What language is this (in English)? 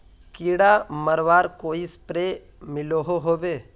Magahi